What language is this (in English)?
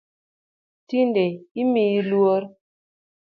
Luo (Kenya and Tanzania)